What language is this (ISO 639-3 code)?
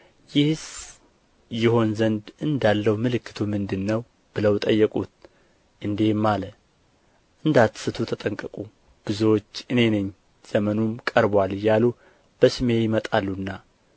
amh